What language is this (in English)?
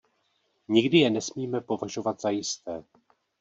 Czech